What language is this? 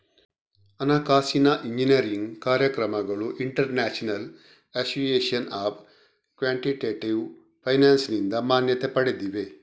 Kannada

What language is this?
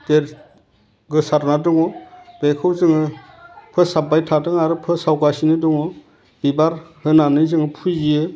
Bodo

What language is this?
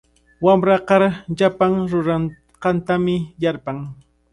Cajatambo North Lima Quechua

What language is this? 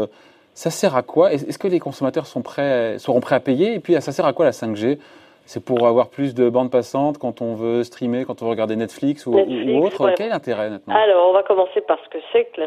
French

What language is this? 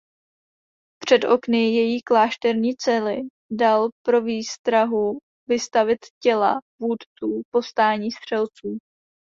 Czech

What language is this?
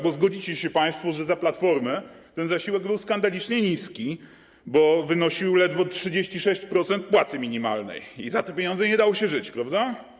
Polish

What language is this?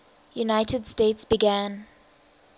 English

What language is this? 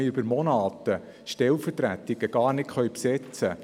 Swiss German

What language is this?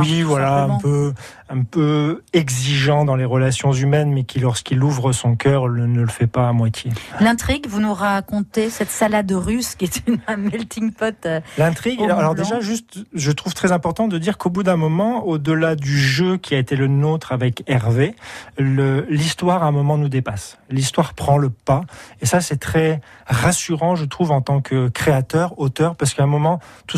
French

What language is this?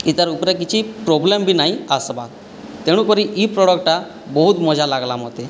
Odia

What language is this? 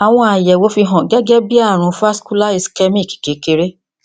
Yoruba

